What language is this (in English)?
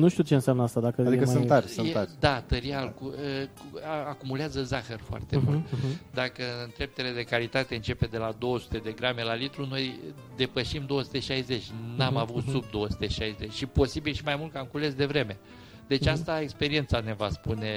Romanian